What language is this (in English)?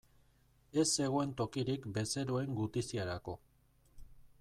Basque